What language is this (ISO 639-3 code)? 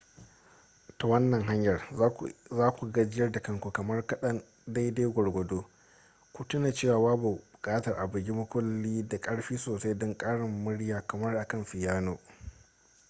hau